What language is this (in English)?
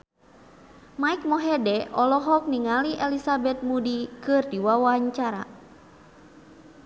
Sundanese